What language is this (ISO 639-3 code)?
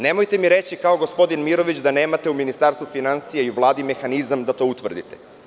srp